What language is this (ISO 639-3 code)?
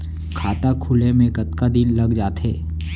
hne